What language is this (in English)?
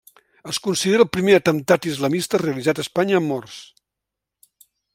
Catalan